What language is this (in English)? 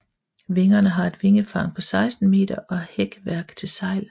Danish